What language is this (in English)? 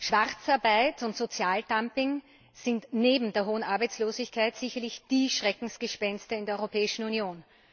German